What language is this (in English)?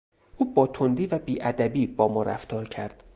Persian